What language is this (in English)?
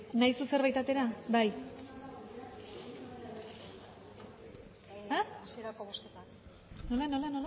Basque